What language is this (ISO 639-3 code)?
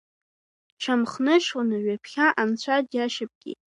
abk